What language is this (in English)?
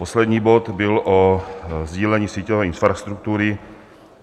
Czech